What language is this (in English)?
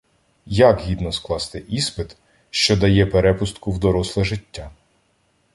Ukrainian